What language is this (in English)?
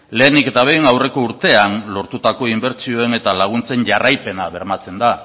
Basque